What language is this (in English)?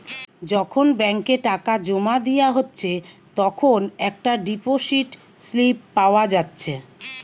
Bangla